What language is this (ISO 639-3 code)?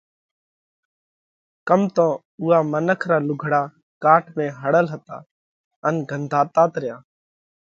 kvx